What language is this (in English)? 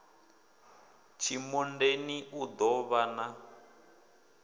Venda